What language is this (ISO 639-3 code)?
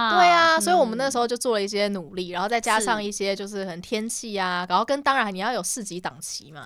zho